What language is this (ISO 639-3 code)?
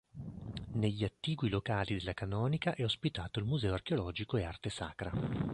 ita